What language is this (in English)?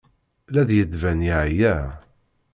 Kabyle